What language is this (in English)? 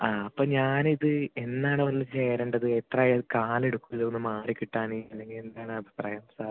Malayalam